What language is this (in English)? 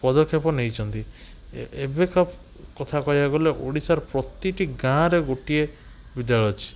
Odia